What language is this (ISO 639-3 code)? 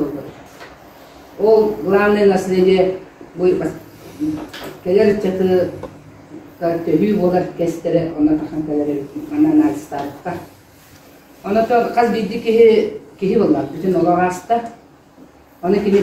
ara